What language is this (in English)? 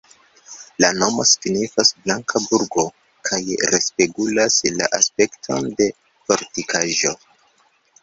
Esperanto